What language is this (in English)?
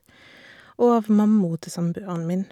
Norwegian